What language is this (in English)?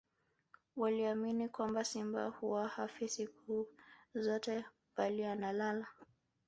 Swahili